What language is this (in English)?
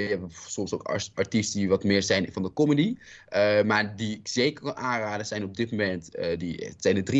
Dutch